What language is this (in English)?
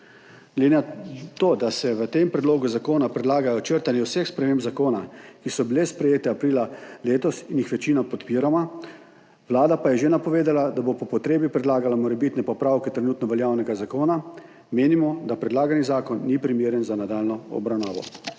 Slovenian